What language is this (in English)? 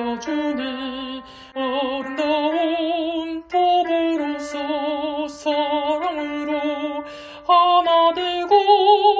Korean